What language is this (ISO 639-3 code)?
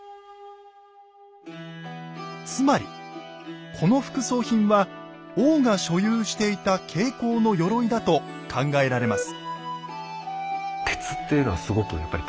jpn